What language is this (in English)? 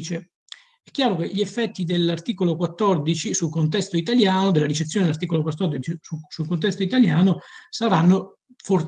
Italian